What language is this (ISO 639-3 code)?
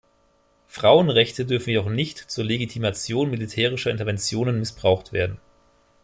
deu